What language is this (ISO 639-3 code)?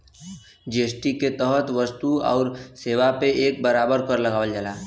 bho